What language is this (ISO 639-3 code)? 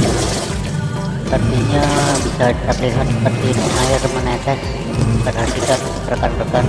ind